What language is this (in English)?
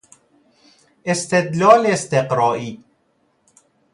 Persian